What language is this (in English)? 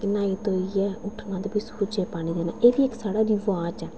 Dogri